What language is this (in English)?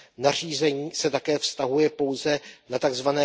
Czech